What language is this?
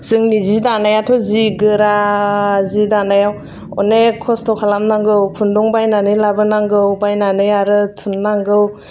Bodo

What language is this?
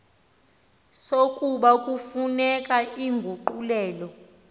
Xhosa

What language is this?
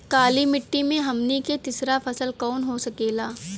Bhojpuri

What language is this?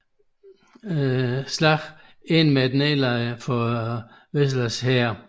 Danish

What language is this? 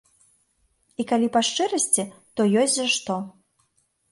Belarusian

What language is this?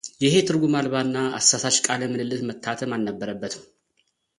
Amharic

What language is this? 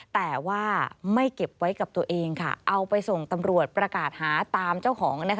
Thai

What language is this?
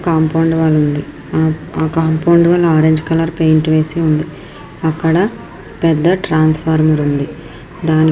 Telugu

